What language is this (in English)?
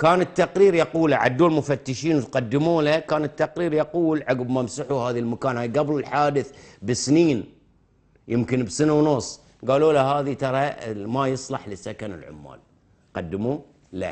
Arabic